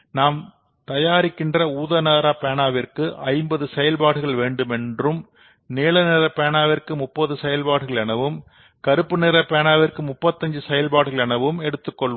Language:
Tamil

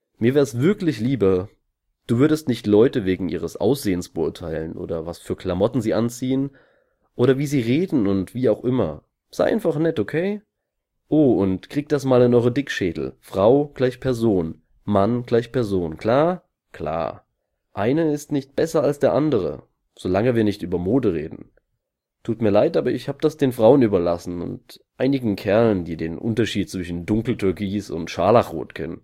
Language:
German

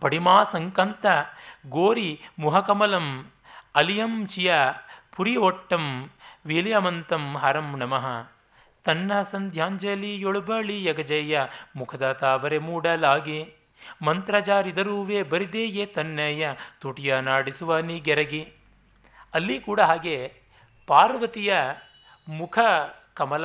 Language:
Kannada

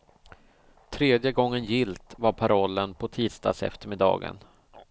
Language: Swedish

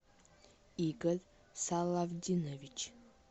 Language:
Russian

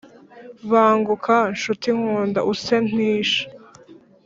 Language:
Kinyarwanda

